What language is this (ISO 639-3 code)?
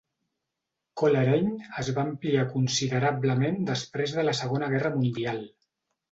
cat